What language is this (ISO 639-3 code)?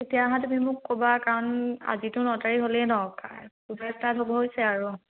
asm